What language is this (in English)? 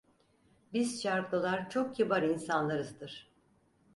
Turkish